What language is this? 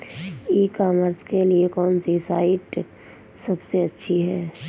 Hindi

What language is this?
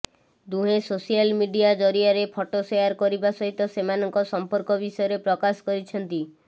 Odia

